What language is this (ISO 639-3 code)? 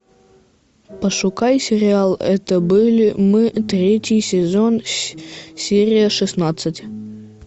rus